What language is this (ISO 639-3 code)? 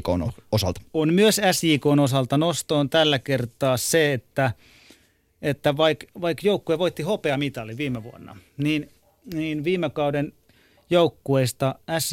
fin